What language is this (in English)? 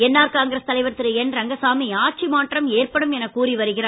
Tamil